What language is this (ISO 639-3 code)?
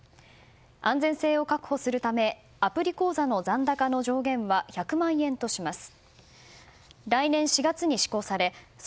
jpn